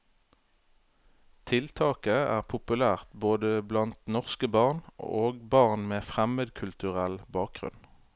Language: Norwegian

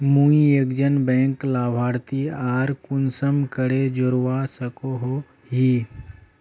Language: Magahi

